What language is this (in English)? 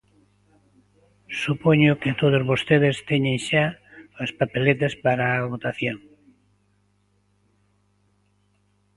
Galician